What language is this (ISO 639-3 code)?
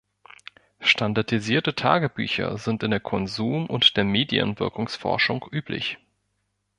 deu